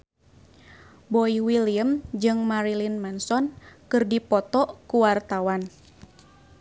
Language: Sundanese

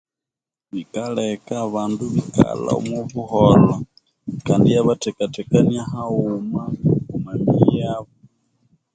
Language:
Konzo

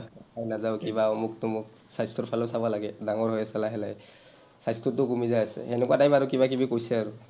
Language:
Assamese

